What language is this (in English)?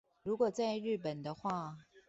Chinese